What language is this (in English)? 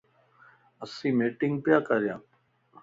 Lasi